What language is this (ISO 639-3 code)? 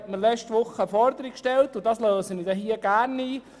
gsw